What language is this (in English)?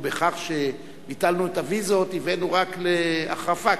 Hebrew